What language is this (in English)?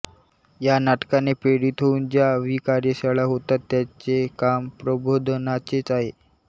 Marathi